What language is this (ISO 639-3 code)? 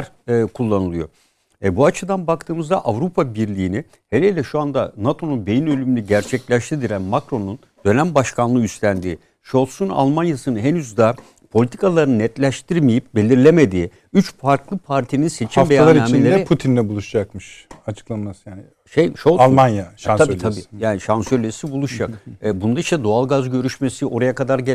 tur